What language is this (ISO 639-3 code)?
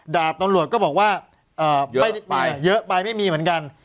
tha